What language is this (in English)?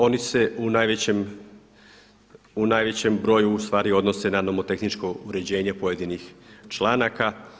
Croatian